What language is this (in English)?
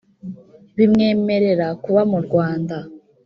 Kinyarwanda